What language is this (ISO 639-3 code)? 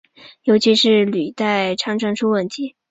zho